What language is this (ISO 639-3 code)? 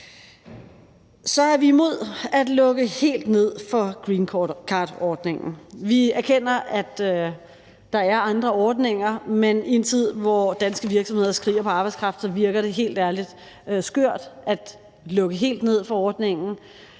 dan